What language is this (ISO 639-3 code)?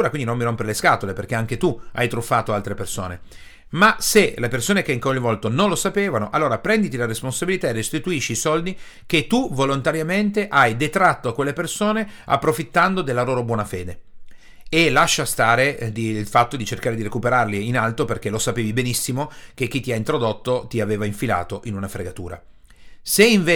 ita